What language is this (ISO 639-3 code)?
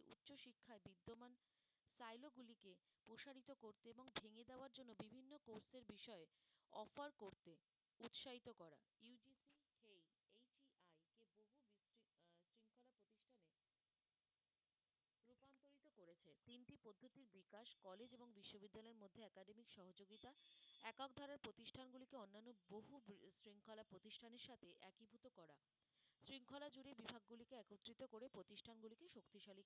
ben